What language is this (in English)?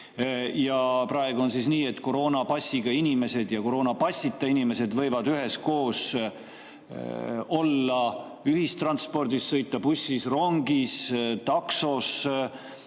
Estonian